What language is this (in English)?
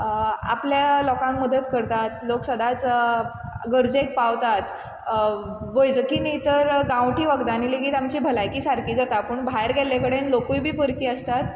Konkani